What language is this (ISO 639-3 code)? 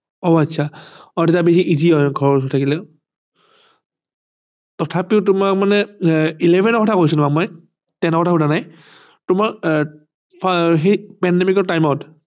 asm